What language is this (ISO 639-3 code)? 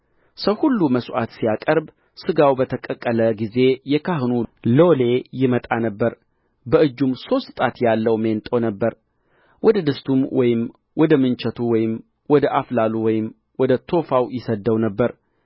amh